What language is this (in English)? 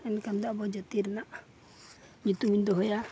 Santali